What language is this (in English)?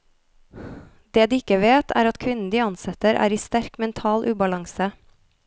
Norwegian